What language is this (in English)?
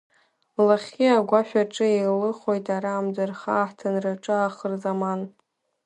Abkhazian